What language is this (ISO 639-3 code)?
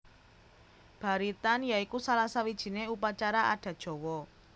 jav